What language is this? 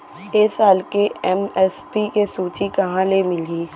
Chhattisgarhi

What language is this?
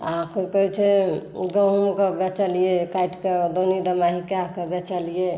Maithili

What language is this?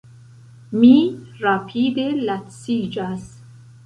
Esperanto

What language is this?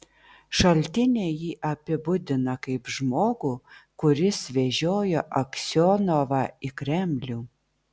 Lithuanian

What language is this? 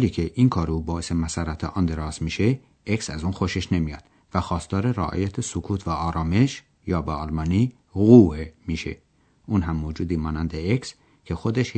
Persian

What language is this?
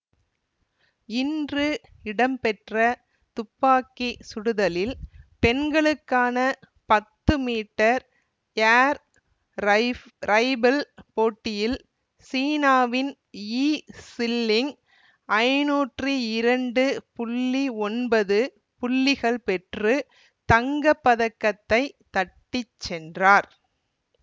Tamil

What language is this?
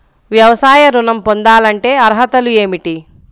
Telugu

